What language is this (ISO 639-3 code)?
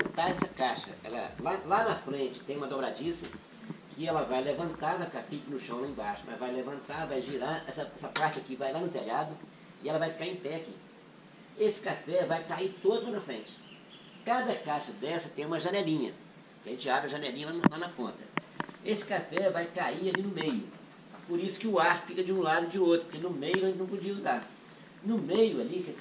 por